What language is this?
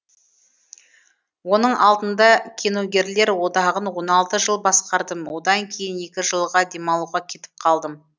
Kazakh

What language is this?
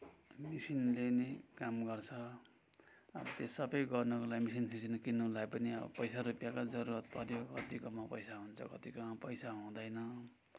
Nepali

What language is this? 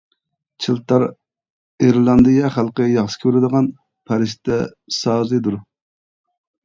Uyghur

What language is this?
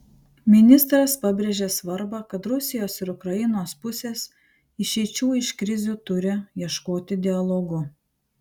Lithuanian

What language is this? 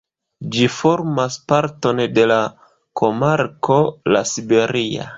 Esperanto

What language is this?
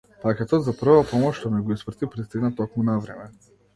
Macedonian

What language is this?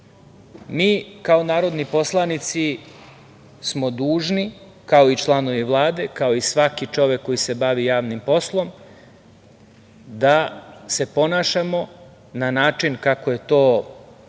Serbian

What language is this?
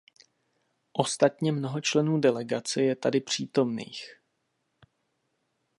Czech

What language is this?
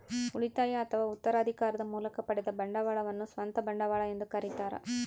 Kannada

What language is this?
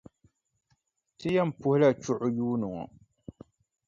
Dagbani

